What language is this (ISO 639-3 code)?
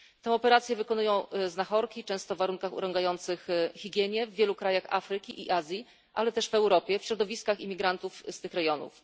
pol